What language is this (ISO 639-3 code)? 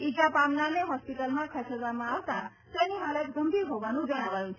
guj